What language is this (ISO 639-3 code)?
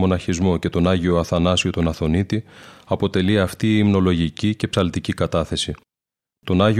ell